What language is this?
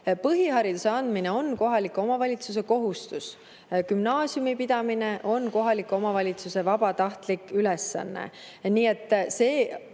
Estonian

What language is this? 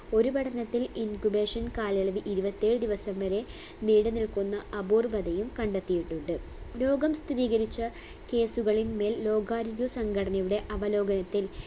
Malayalam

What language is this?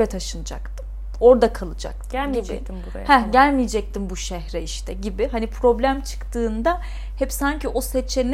Turkish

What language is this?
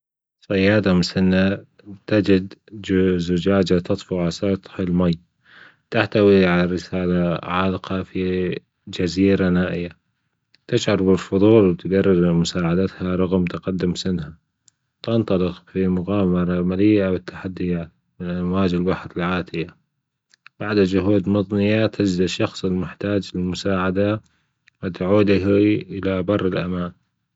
Gulf Arabic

